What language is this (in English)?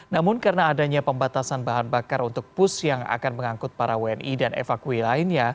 Indonesian